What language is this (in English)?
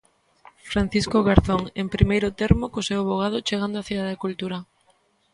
Galician